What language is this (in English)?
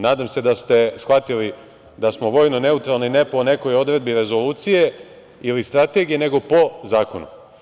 Serbian